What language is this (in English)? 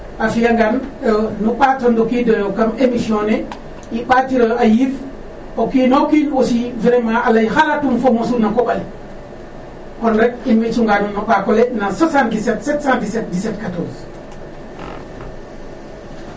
Serer